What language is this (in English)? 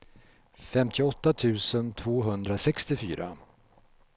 Swedish